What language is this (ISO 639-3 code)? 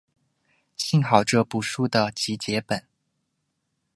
zho